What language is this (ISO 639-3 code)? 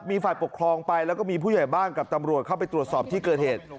tha